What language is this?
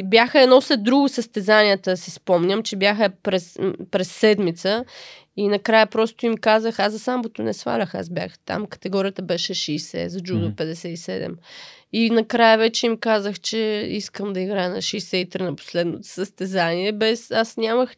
Bulgarian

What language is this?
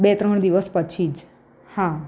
Gujarati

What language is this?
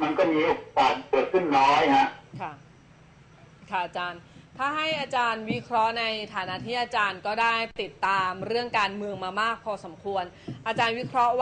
Thai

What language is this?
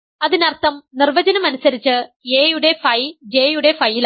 Malayalam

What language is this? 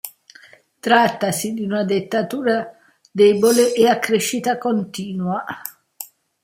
Italian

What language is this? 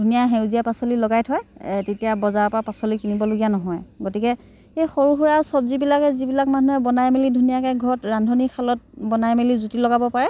Assamese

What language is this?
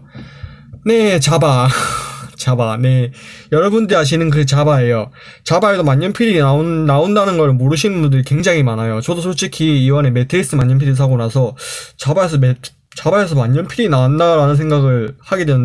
Korean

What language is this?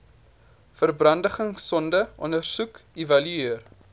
Afrikaans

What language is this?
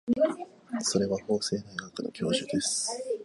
Japanese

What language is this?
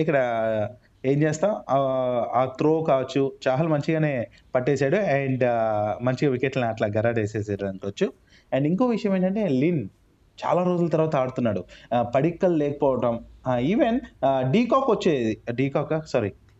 Telugu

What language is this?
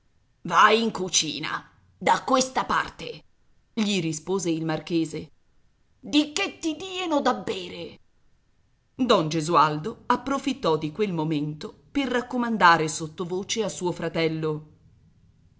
Italian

